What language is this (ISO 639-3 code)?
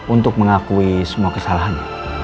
ind